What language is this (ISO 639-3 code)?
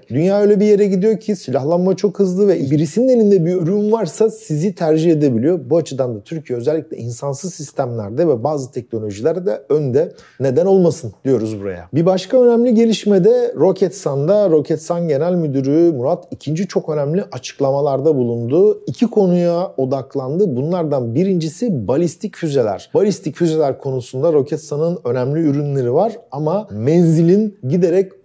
tur